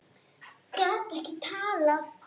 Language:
Icelandic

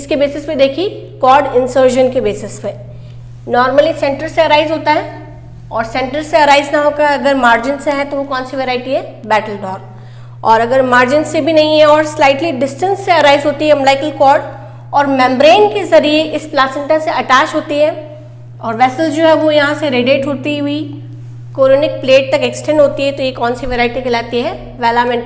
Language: Hindi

